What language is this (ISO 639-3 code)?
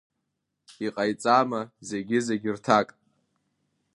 abk